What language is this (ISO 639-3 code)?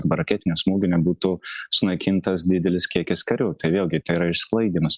lit